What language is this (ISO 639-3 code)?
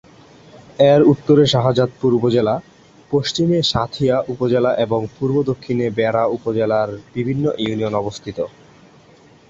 ben